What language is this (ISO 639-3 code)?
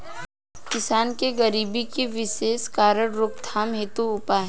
bho